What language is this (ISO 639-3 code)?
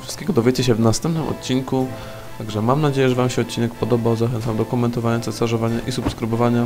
pol